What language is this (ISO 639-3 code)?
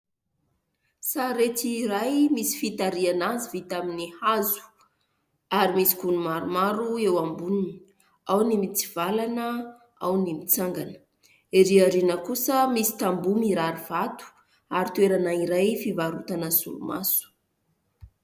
mlg